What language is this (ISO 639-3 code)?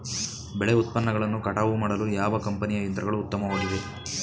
kan